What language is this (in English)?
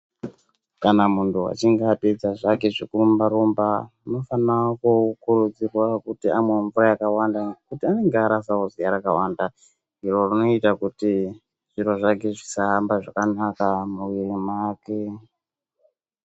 Ndau